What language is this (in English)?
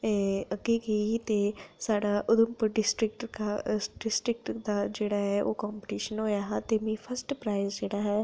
Dogri